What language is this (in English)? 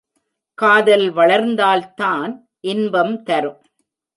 Tamil